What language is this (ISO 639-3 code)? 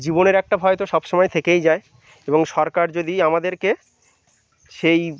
ben